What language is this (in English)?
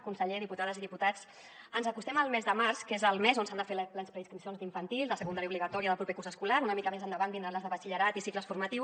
Catalan